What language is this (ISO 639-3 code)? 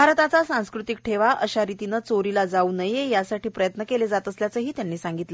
mar